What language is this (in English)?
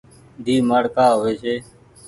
Goaria